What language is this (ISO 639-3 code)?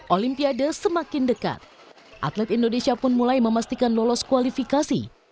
ind